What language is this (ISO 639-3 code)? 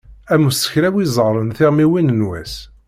kab